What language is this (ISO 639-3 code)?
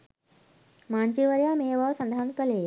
sin